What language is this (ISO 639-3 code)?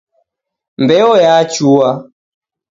dav